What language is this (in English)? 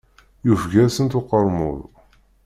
Kabyle